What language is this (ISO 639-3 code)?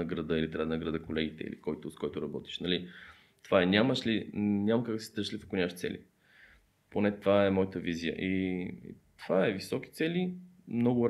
bul